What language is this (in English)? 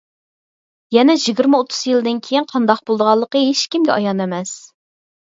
Uyghur